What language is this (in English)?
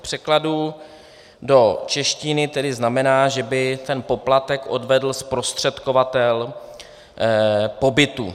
Czech